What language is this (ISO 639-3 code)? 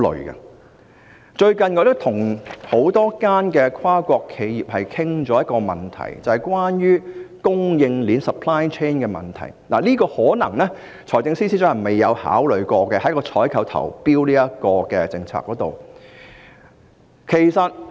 yue